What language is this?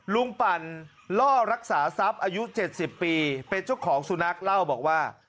Thai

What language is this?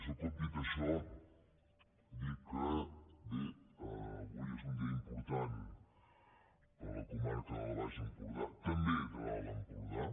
Catalan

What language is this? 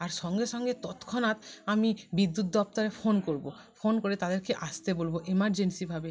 Bangla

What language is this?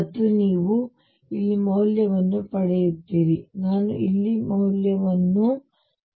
Kannada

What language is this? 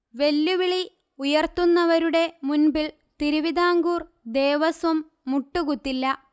Malayalam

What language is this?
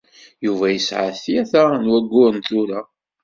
Kabyle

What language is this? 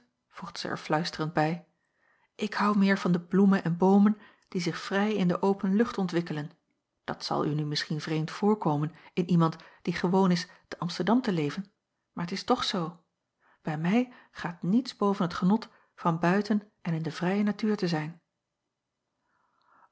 Dutch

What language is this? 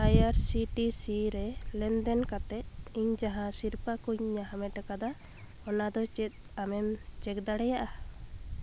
Santali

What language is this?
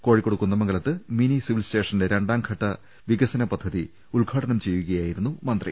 Malayalam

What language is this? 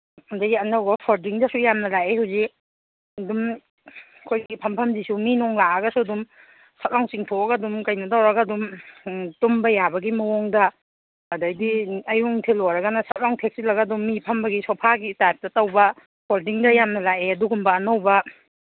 Manipuri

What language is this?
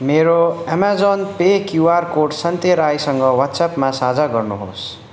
Nepali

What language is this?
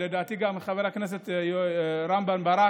Hebrew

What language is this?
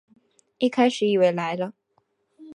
Chinese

